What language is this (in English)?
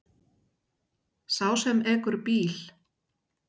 Icelandic